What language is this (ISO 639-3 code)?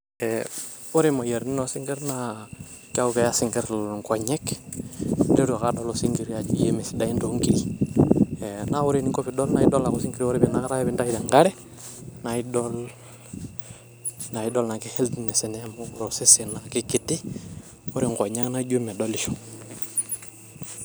mas